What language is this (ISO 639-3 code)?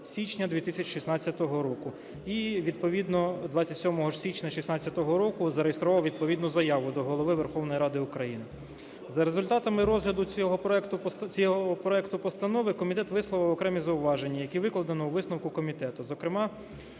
ukr